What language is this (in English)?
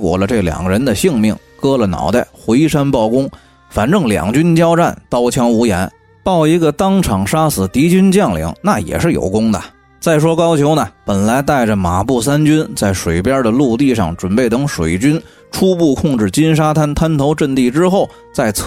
Chinese